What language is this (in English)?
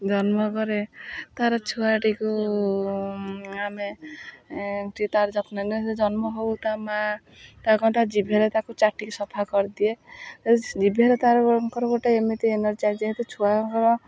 Odia